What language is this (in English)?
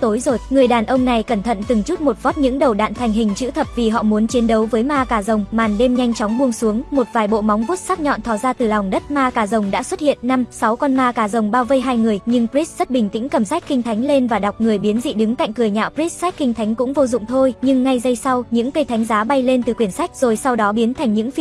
Vietnamese